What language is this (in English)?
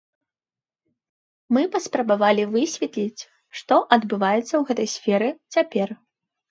Belarusian